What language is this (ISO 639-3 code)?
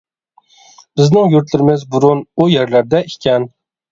uig